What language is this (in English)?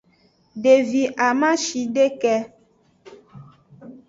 Aja (Benin)